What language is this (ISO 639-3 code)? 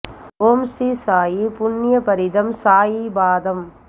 tam